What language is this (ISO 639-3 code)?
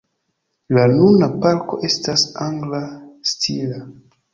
epo